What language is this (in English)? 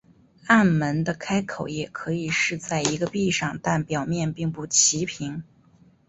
Chinese